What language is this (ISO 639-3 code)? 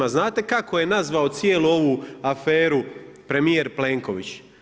hrv